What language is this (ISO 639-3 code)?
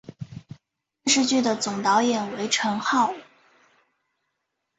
zho